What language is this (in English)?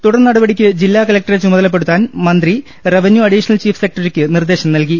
Malayalam